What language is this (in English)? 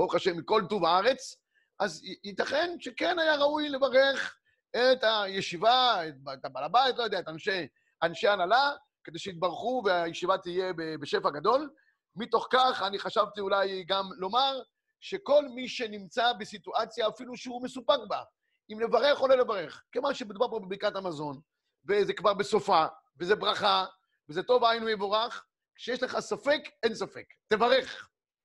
Hebrew